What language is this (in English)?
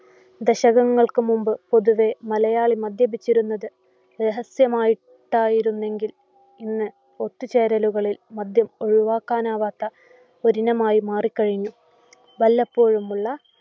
Malayalam